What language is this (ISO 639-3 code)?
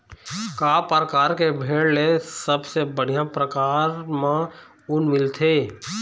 hne